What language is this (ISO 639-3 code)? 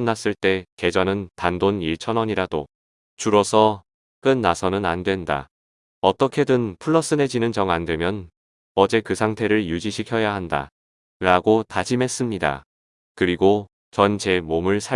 kor